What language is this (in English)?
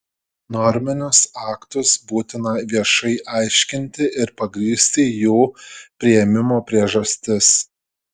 Lithuanian